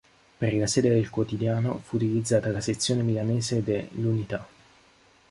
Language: Italian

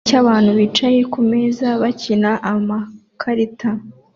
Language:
Kinyarwanda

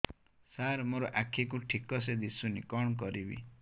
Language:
Odia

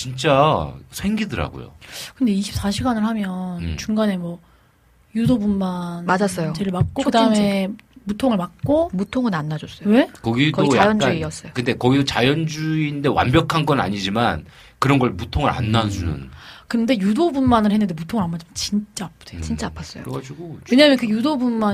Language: Korean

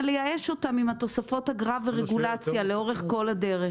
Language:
Hebrew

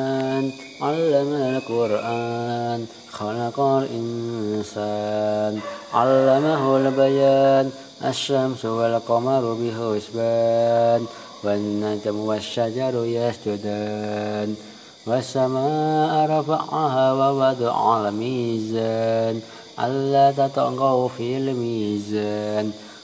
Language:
Arabic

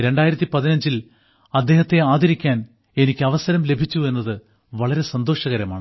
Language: Malayalam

